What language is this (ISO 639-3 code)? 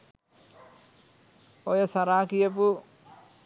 sin